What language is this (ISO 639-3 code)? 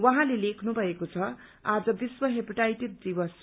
nep